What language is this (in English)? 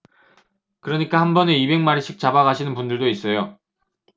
Korean